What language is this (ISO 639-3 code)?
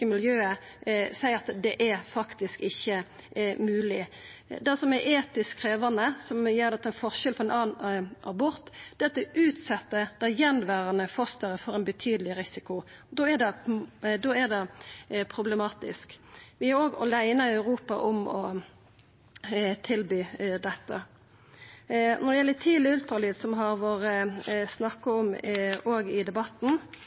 nno